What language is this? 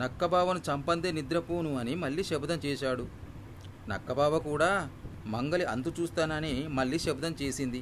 Telugu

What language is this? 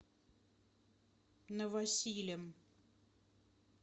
Russian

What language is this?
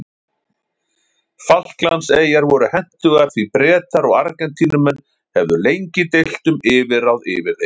Icelandic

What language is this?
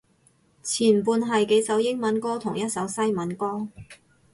Cantonese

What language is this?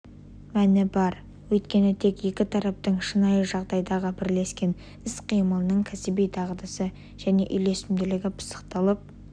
Kazakh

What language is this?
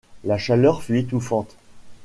French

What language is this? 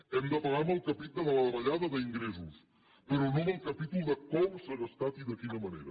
Catalan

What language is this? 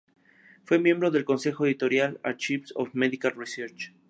Spanish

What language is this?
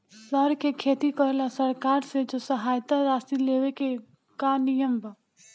Bhojpuri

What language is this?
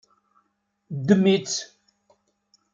Kabyle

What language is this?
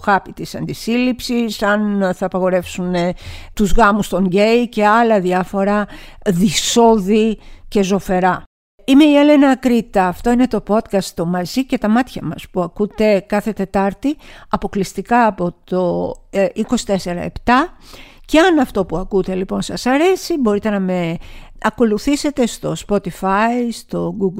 Greek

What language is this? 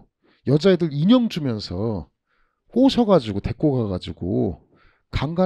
Korean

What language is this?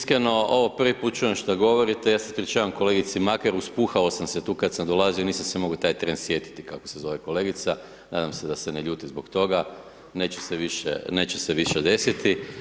Croatian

